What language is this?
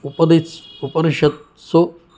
Sanskrit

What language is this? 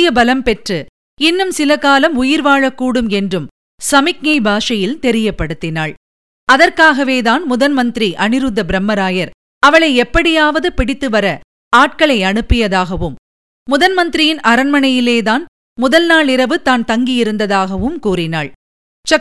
Tamil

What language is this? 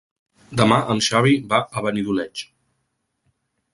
Catalan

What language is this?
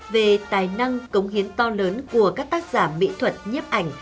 Vietnamese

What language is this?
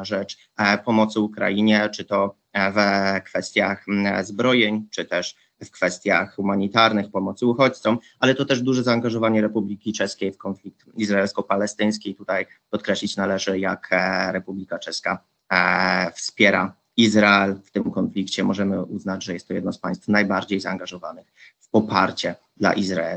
Polish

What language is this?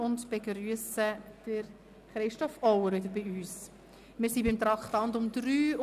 Swiss German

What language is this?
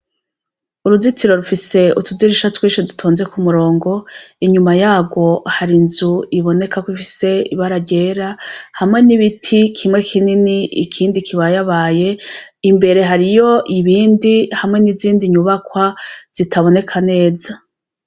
Rundi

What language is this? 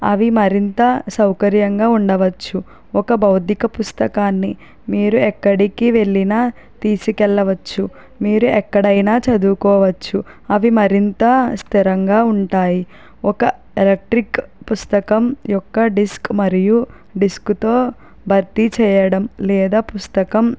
Telugu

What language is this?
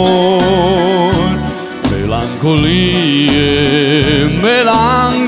Romanian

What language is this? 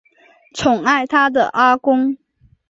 Chinese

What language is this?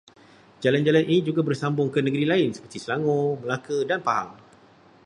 Malay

